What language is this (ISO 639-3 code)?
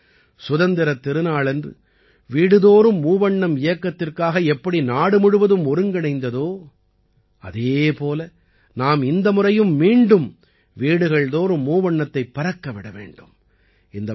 tam